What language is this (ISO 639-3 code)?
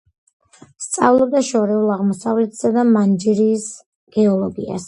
kat